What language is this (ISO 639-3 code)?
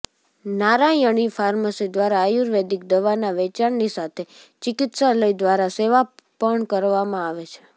guj